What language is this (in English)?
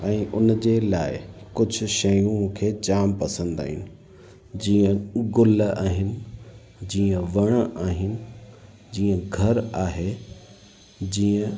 Sindhi